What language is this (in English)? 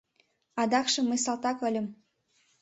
Mari